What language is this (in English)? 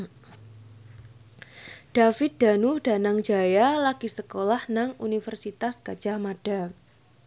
Javanese